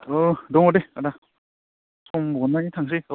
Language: Bodo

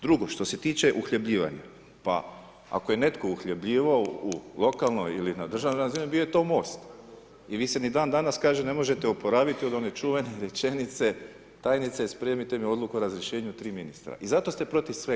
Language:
Croatian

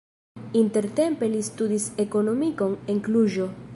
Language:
Esperanto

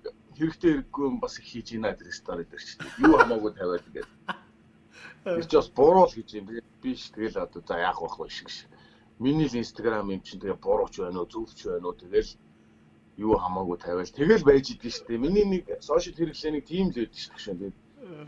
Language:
Turkish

